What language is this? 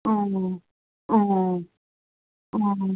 Manipuri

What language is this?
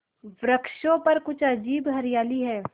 Hindi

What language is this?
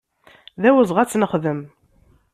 Kabyle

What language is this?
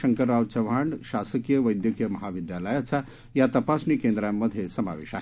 Marathi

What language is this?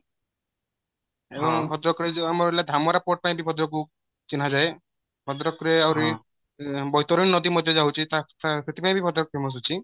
Odia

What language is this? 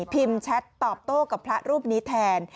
Thai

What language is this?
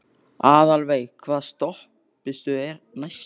Icelandic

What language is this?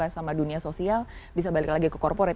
Indonesian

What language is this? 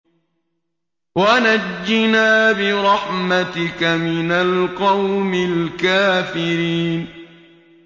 Arabic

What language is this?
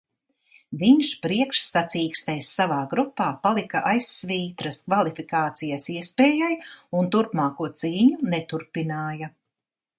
Latvian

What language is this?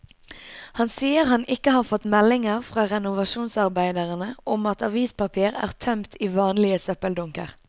Norwegian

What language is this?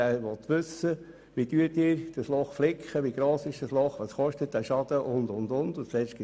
Swiss German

